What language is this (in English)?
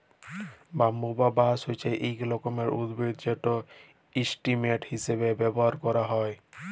Bangla